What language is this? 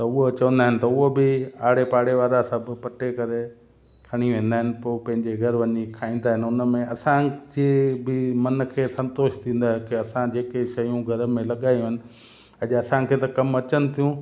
Sindhi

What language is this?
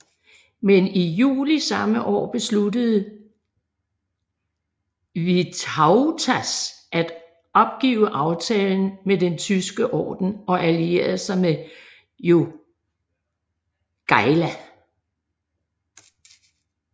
Danish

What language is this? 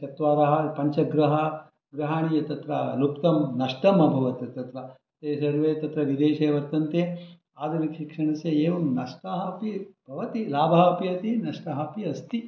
Sanskrit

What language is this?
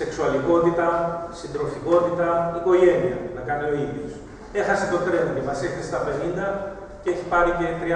Greek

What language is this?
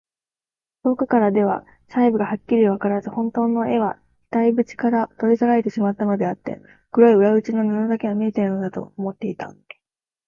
Japanese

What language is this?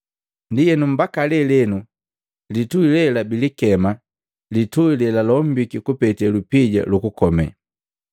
Matengo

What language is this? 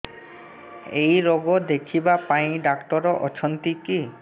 Odia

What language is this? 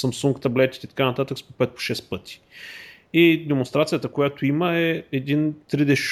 Bulgarian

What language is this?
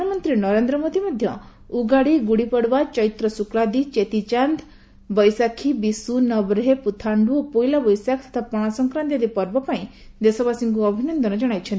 Odia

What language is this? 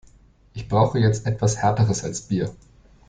German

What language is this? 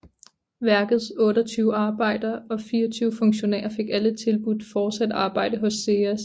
Danish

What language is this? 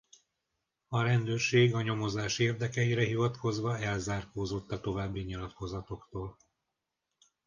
Hungarian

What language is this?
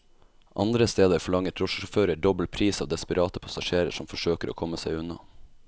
Norwegian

